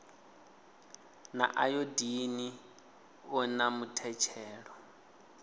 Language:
Venda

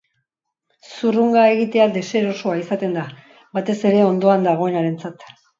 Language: Basque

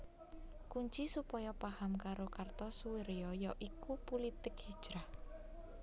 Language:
Javanese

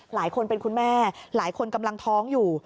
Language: Thai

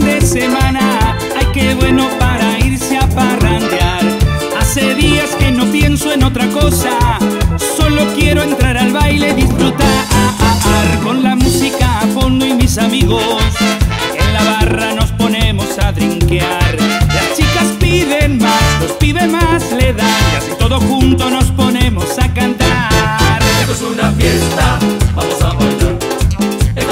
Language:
Spanish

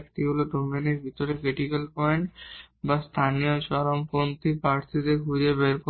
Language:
Bangla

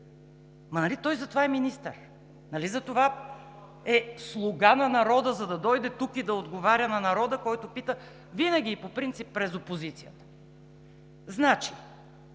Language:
Bulgarian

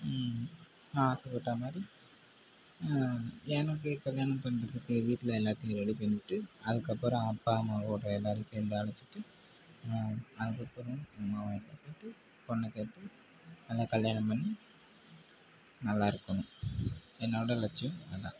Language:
Tamil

